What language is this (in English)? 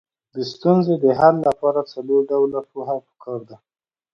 Pashto